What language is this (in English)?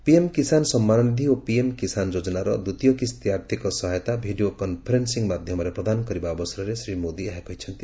Odia